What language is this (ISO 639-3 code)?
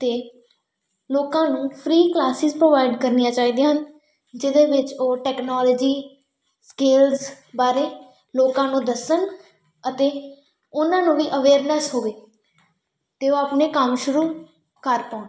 pan